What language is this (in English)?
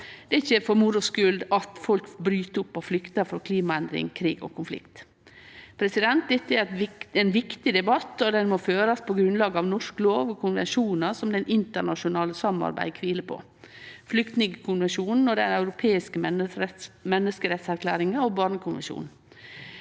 Norwegian